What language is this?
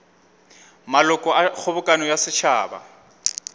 Northern Sotho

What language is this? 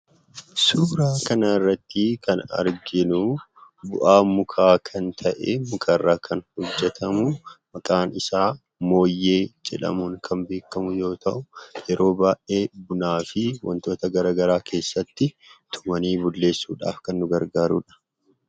Oromo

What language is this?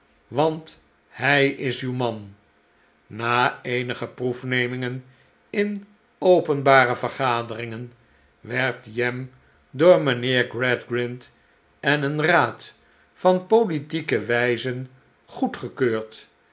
Dutch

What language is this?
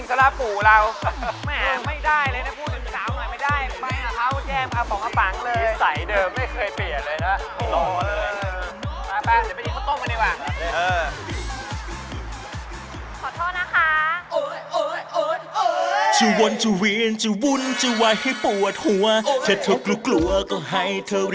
Thai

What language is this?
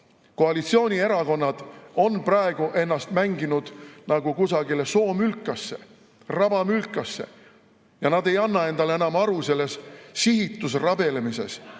Estonian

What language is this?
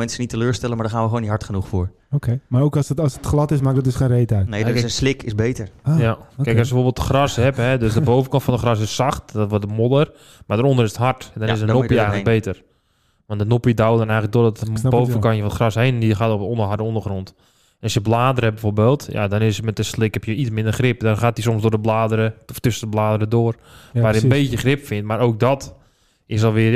Dutch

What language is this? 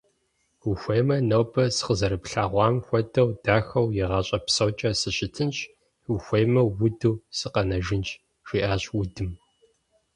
Kabardian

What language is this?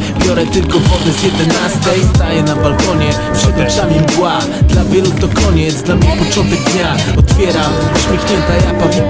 Polish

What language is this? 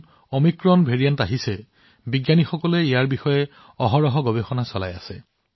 Assamese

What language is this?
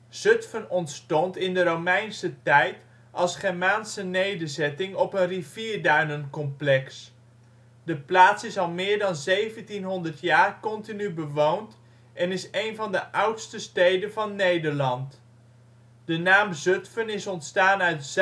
Dutch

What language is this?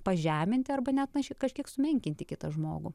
Lithuanian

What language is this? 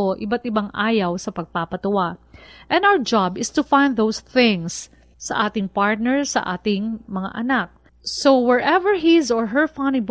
Filipino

